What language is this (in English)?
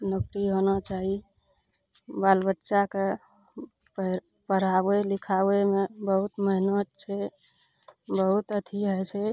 Maithili